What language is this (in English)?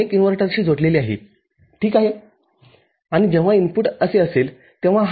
Marathi